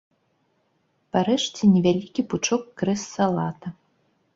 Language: Belarusian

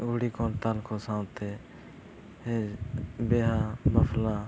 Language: Santali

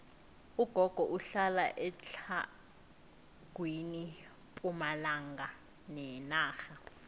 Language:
South Ndebele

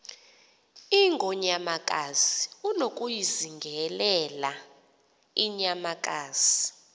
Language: Xhosa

